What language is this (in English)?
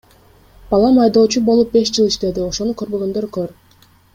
Kyrgyz